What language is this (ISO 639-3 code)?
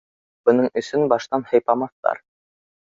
bak